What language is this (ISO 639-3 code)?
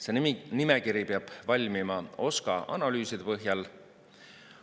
est